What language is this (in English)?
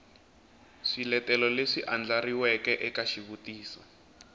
Tsonga